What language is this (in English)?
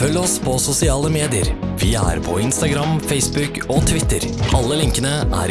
Norwegian